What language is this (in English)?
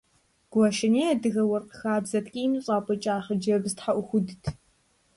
Kabardian